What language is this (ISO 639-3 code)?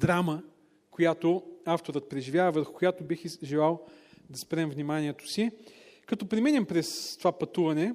bul